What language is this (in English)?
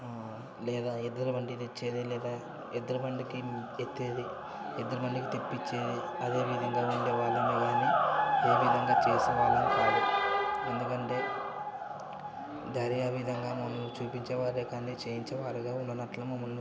Telugu